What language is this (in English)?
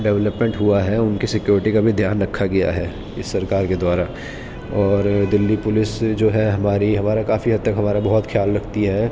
Urdu